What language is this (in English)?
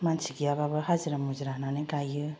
Bodo